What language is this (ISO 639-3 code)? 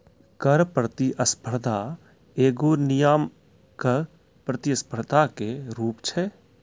mai